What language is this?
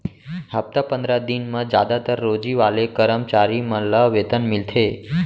Chhattisgarhi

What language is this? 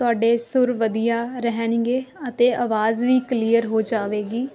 Punjabi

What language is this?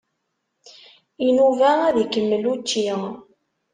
Kabyle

